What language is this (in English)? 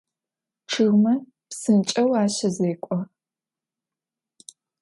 Adyghe